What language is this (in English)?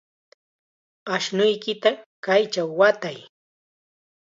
Chiquián Ancash Quechua